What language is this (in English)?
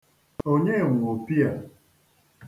Igbo